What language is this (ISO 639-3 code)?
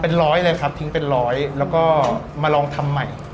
tha